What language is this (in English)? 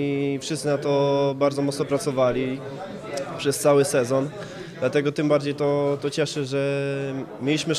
Polish